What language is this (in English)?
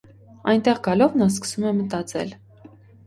Armenian